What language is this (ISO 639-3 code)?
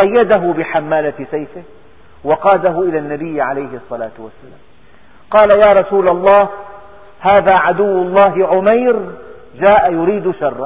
ara